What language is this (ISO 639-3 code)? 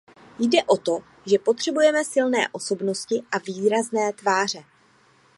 ces